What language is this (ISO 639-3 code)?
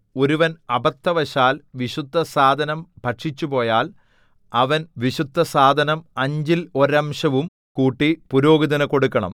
mal